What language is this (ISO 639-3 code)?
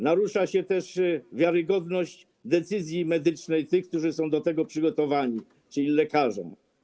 pol